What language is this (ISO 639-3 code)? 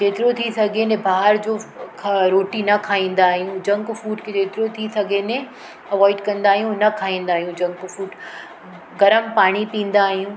snd